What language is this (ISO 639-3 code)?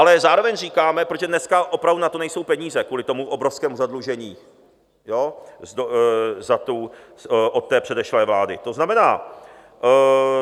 ces